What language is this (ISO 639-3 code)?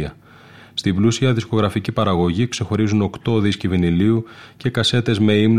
ell